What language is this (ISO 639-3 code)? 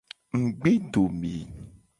gej